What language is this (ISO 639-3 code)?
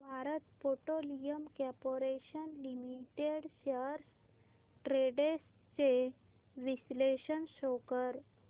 mar